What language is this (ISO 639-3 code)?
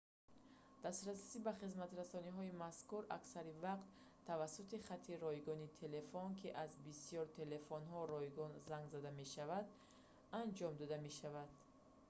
tgk